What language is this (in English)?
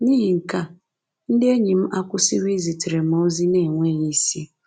Igbo